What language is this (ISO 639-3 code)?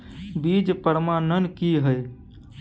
mai